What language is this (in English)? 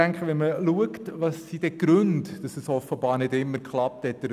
Swiss German